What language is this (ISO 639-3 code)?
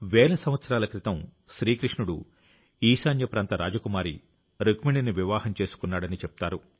tel